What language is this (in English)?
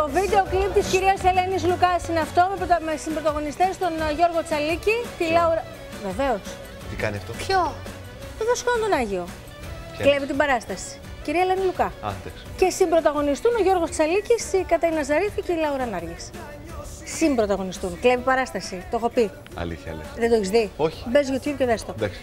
Greek